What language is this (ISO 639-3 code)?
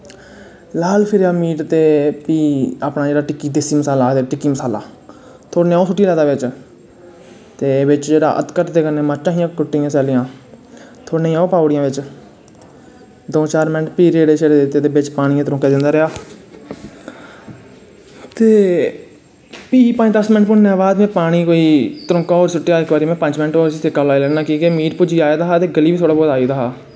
doi